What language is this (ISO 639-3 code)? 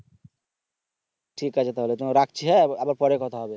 ben